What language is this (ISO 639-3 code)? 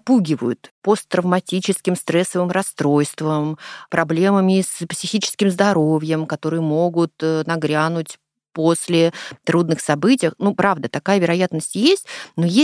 rus